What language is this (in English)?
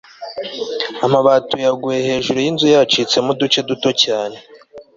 Kinyarwanda